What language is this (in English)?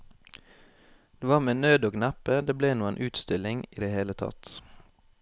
Norwegian